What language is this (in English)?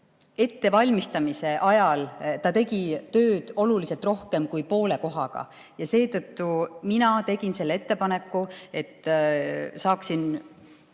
Estonian